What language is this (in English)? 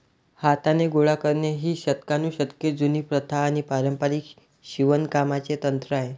Marathi